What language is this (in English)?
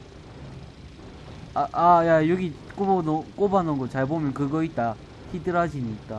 Korean